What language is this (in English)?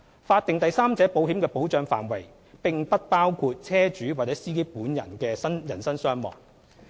Cantonese